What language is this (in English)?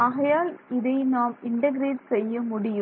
Tamil